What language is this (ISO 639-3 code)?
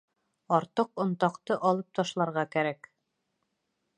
bak